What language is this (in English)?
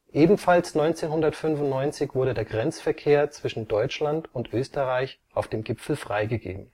German